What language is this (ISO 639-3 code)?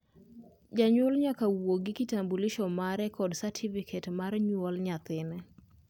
luo